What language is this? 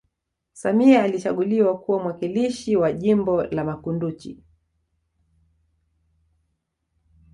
Swahili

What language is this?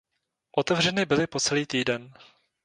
Czech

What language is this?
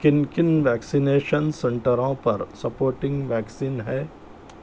Urdu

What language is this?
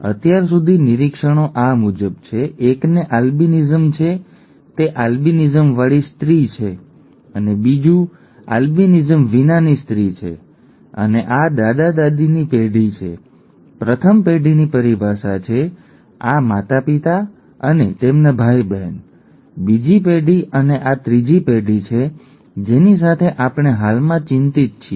Gujarati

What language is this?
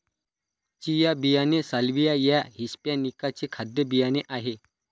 Marathi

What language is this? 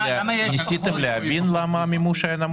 Hebrew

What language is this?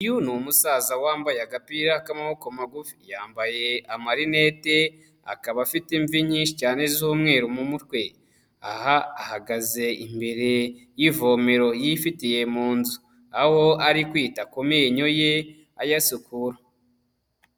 Kinyarwanda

